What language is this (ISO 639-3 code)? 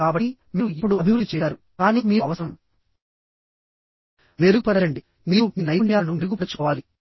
tel